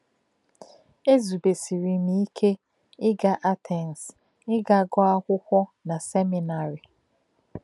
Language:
Igbo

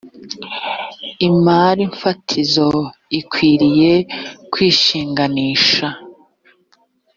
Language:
Kinyarwanda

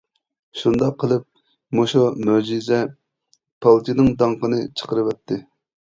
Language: Uyghur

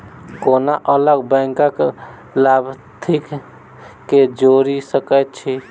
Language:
Maithili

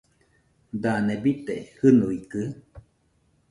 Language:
Nüpode Huitoto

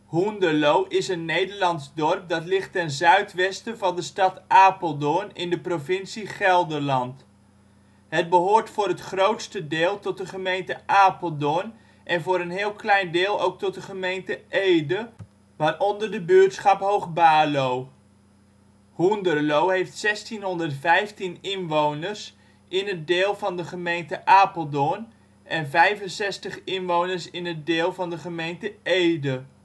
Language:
Dutch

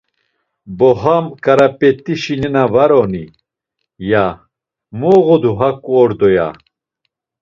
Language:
Laz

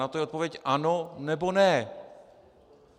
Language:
Czech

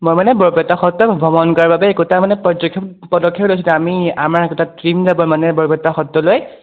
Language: Assamese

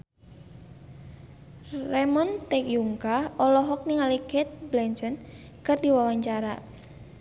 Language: Sundanese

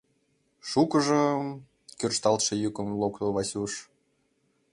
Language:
Mari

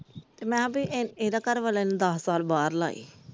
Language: Punjabi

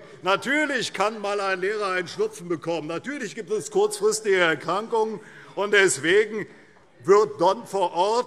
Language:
German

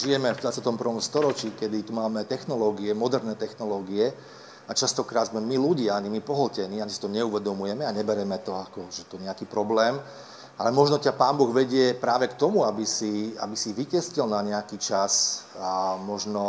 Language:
Slovak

